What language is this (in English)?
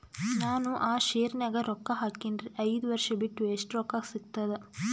Kannada